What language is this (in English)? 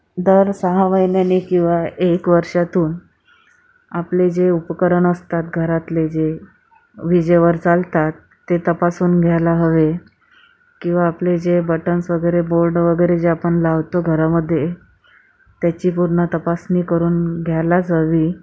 Marathi